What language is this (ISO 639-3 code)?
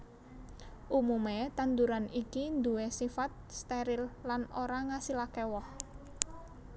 jav